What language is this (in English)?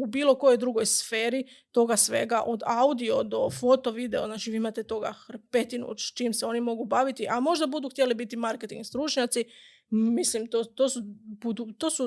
Croatian